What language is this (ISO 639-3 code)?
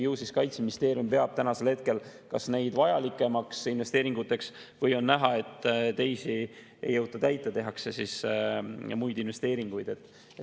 est